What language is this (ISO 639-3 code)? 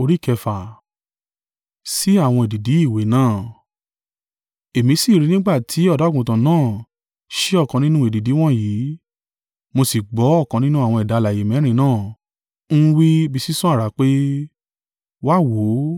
yor